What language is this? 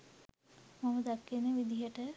Sinhala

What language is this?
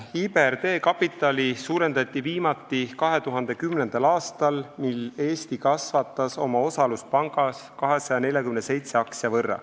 Estonian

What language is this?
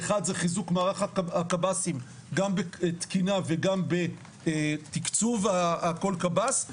Hebrew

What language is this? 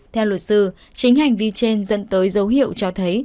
Vietnamese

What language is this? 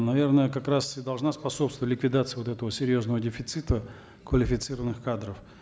Kazakh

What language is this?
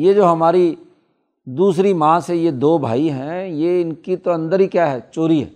Urdu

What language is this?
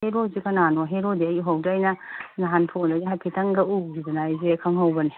Manipuri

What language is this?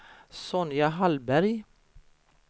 Swedish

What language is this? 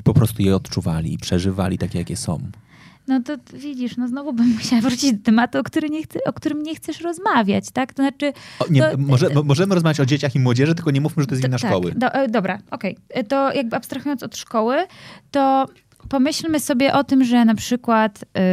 Polish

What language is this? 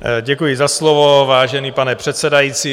Czech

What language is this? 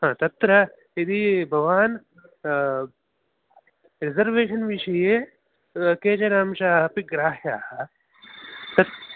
Sanskrit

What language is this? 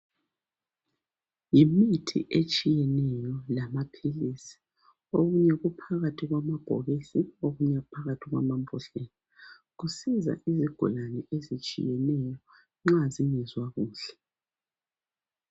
North Ndebele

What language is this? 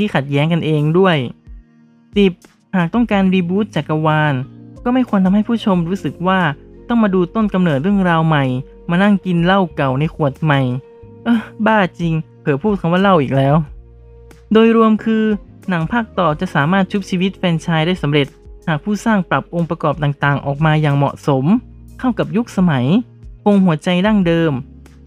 Thai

